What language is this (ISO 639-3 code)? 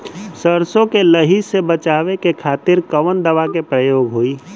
bho